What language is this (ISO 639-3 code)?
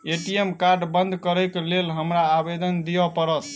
mai